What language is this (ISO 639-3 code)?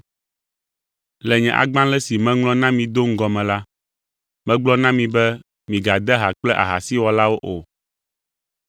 ewe